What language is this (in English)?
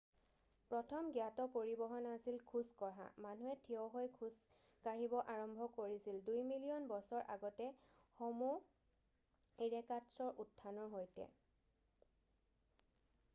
Assamese